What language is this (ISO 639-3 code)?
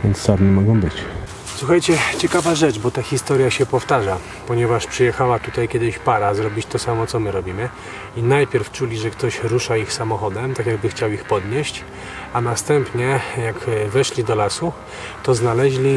pol